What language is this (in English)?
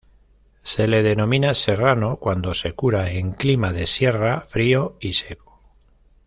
Spanish